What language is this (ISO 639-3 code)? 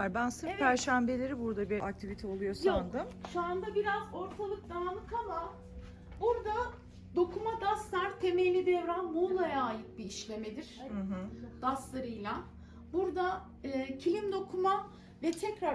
tur